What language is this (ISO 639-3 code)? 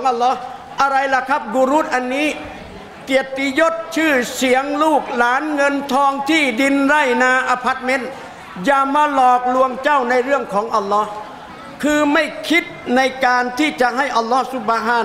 tha